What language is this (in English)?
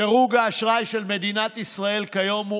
Hebrew